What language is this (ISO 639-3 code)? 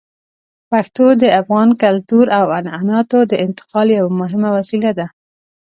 pus